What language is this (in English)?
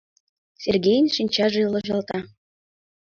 Mari